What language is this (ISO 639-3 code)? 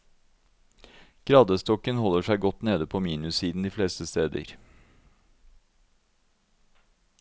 nor